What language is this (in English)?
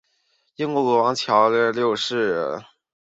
Chinese